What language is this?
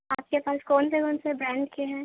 Urdu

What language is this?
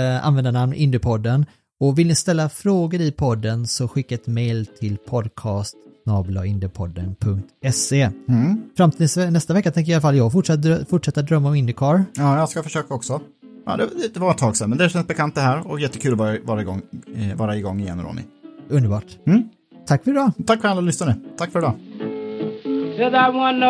Swedish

